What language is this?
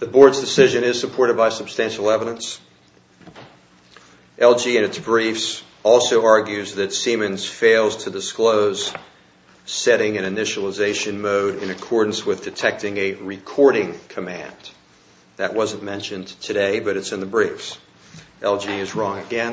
English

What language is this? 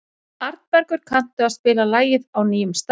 Icelandic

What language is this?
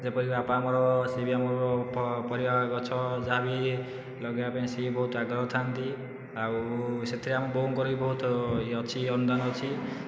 Odia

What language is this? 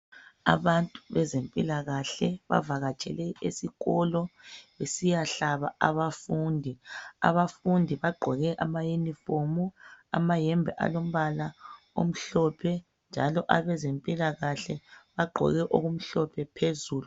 North Ndebele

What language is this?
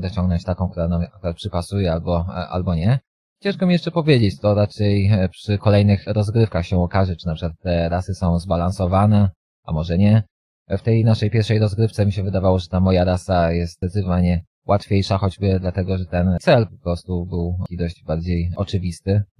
Polish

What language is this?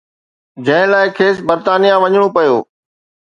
Sindhi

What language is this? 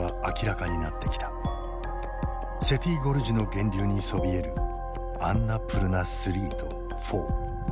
Japanese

